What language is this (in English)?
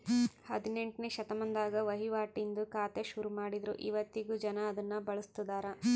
Kannada